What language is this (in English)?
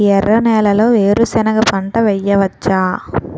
Telugu